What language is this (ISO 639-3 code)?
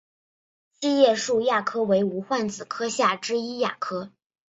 zho